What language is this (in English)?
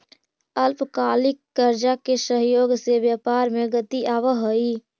Magahi